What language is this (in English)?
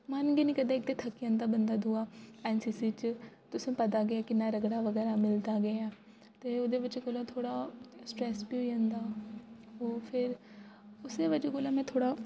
Dogri